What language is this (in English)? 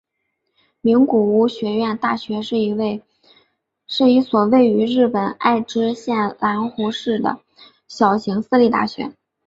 Chinese